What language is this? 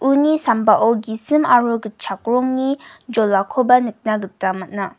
Garo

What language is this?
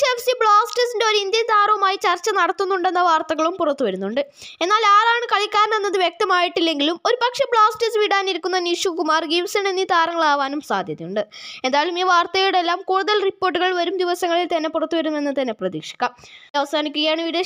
Romanian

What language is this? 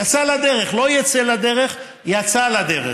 Hebrew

